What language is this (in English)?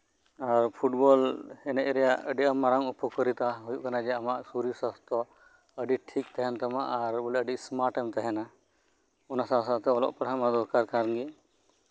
Santali